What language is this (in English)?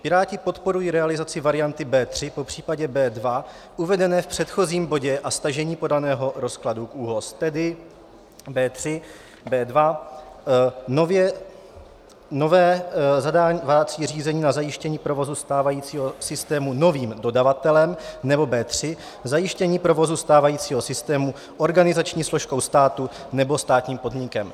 Czech